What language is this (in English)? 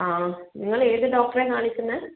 Malayalam